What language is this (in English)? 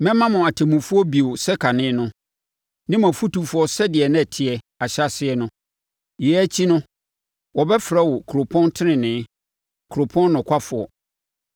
Akan